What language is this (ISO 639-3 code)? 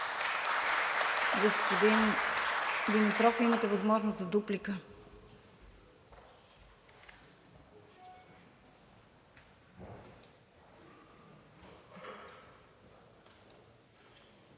bul